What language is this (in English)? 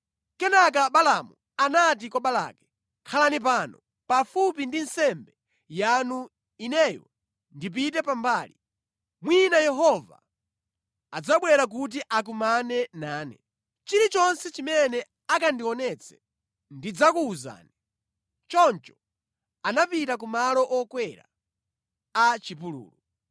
Nyanja